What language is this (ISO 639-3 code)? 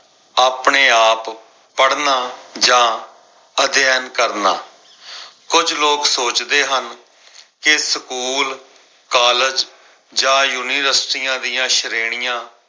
pan